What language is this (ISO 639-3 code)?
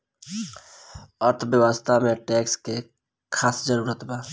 bho